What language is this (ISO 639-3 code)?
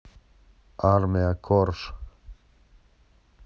rus